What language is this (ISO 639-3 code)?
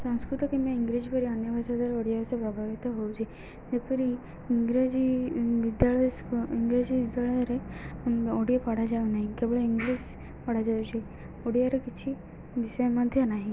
ori